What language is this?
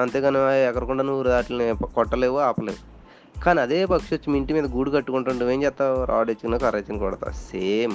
Telugu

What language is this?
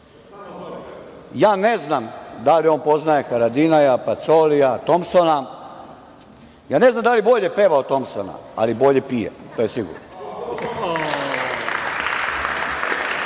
Serbian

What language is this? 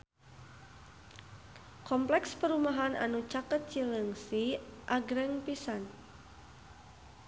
Sundanese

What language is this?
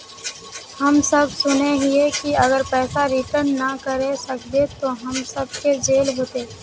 Magahi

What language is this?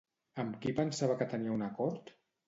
Catalan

